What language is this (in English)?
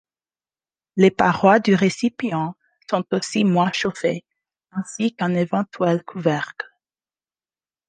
French